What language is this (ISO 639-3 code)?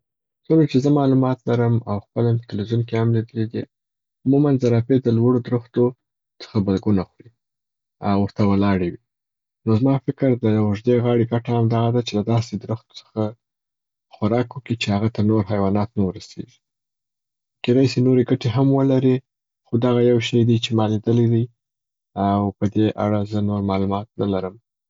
pbt